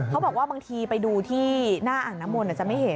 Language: Thai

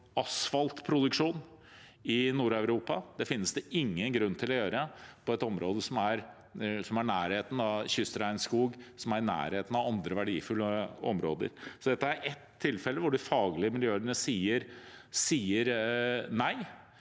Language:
Norwegian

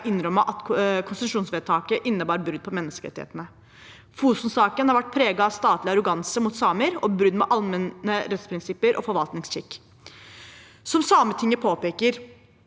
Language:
Norwegian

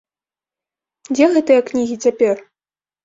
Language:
Belarusian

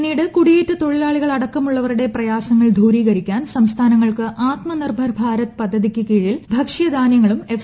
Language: Malayalam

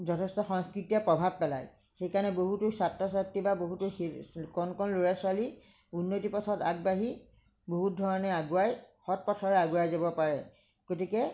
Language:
Assamese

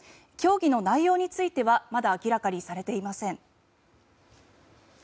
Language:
Japanese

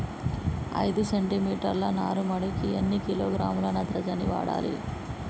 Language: Telugu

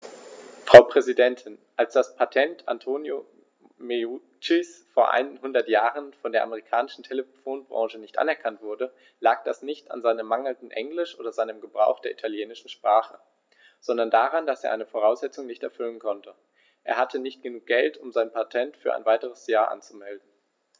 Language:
German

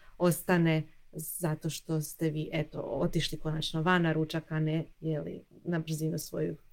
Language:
Croatian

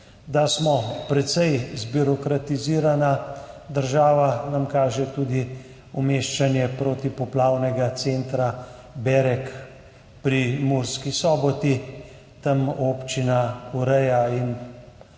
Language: Slovenian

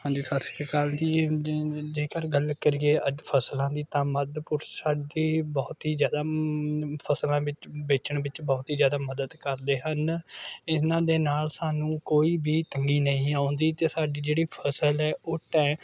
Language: Punjabi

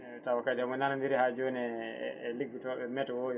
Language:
Fula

